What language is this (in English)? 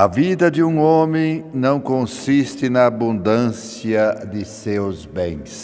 Portuguese